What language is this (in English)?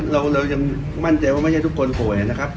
Thai